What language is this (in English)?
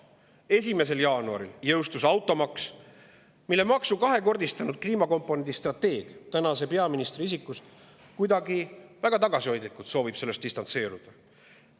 Estonian